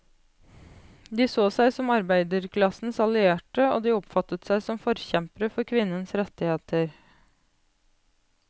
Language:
Norwegian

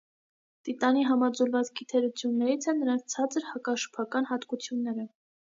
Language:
Armenian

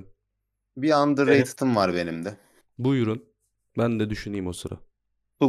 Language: Turkish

